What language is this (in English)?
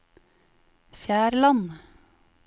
Norwegian